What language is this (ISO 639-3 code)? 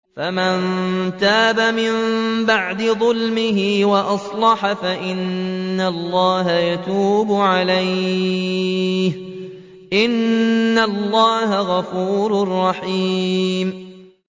ara